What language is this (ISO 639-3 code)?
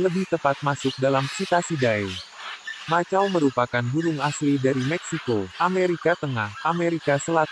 ind